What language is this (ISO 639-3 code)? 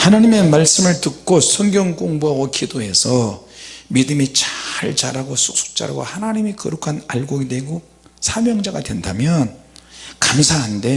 kor